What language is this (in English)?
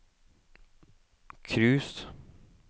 Norwegian